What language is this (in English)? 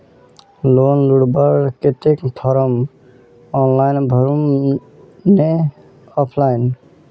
Magahi